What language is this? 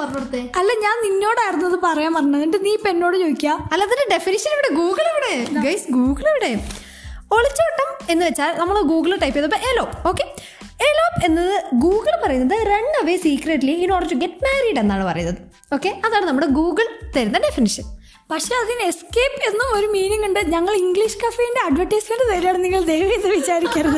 Malayalam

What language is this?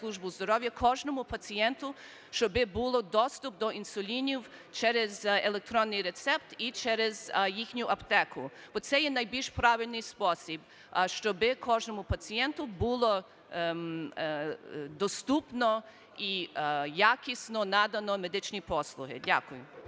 Ukrainian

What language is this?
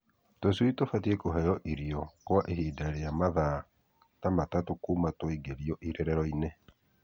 Kikuyu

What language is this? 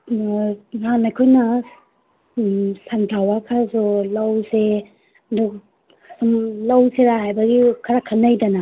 Manipuri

